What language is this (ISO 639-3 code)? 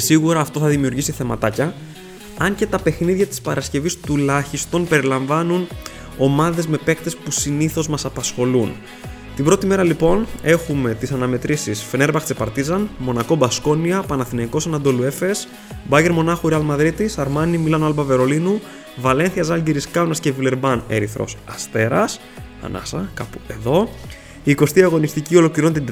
ell